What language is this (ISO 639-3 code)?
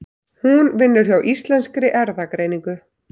isl